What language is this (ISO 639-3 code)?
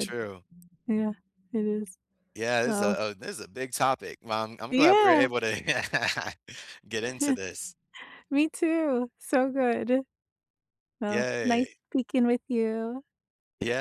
eng